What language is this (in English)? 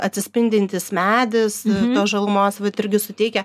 Lithuanian